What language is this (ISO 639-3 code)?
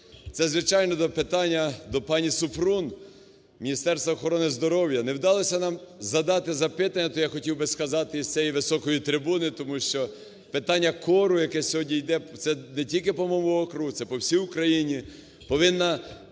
ukr